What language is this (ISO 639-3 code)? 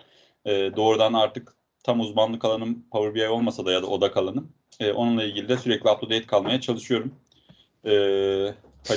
tur